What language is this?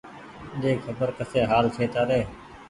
Goaria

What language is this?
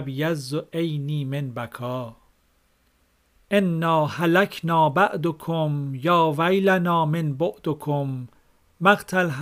Persian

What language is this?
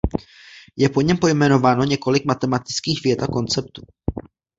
Czech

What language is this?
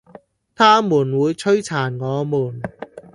Cantonese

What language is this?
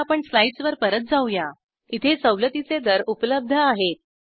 Marathi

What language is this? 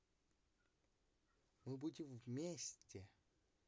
Russian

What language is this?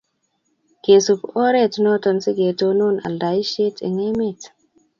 Kalenjin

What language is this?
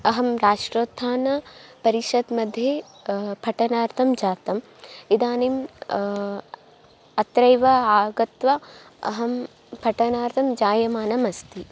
Sanskrit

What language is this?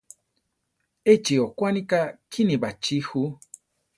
Central Tarahumara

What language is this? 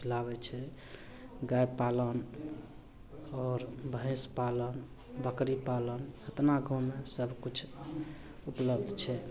Maithili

